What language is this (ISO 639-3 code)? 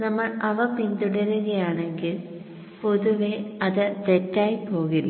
mal